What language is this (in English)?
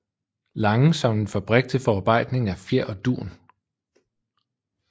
Danish